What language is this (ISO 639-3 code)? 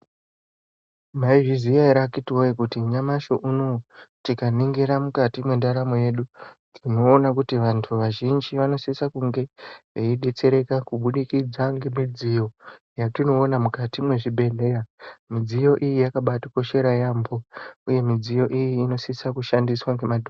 ndc